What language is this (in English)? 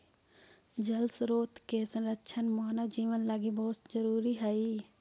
Magahi